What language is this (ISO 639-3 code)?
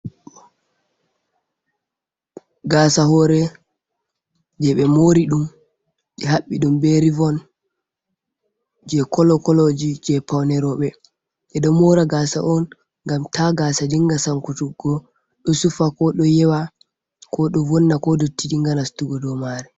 ful